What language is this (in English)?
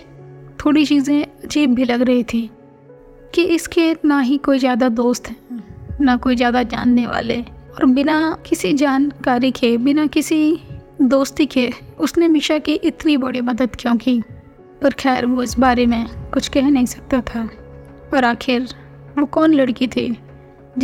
Hindi